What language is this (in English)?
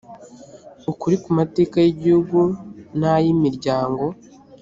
Kinyarwanda